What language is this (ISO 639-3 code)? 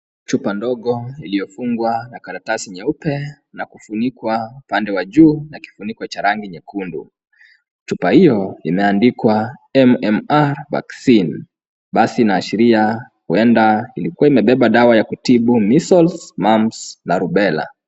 swa